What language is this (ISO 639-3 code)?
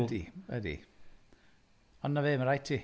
cym